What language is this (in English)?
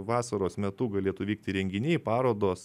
Lithuanian